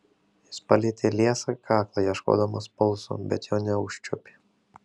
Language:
Lithuanian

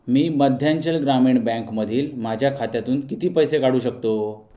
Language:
Marathi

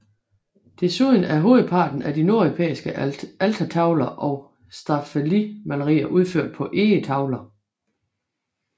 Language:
Danish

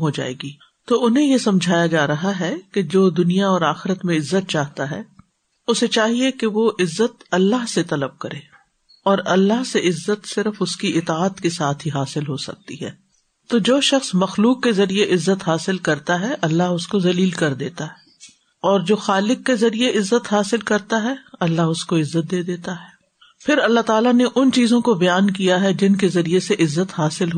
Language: Urdu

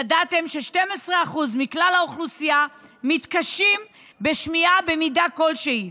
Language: Hebrew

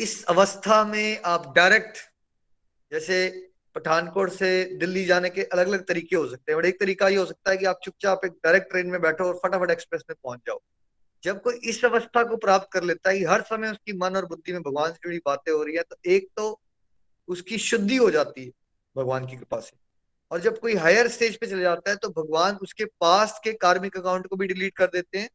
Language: Hindi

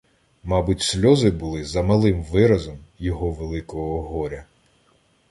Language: Ukrainian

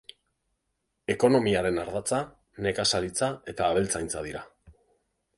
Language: Basque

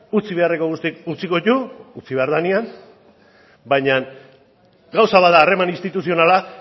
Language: Basque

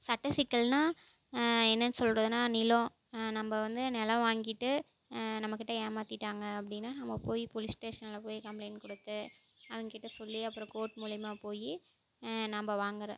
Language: Tamil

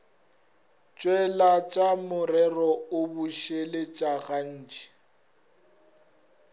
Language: Northern Sotho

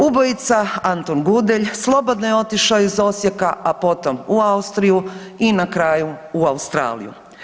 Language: Croatian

